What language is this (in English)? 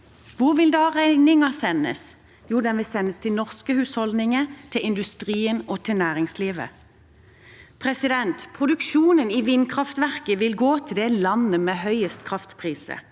Norwegian